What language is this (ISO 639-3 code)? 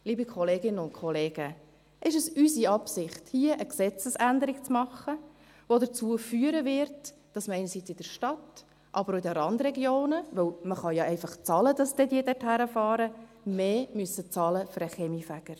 gsw